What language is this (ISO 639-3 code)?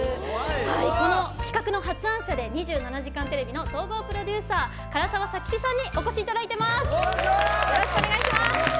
jpn